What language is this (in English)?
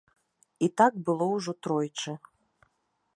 Belarusian